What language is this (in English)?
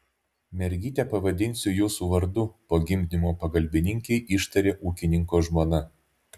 Lithuanian